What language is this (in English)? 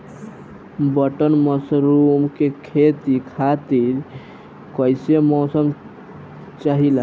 Bhojpuri